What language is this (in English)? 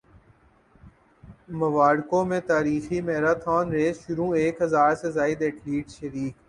Urdu